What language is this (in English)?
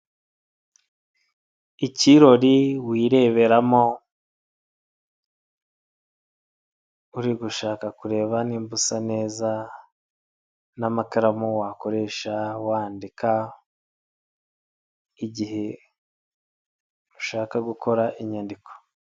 Kinyarwanda